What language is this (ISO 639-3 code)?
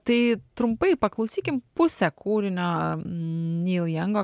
lit